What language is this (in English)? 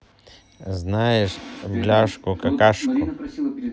Russian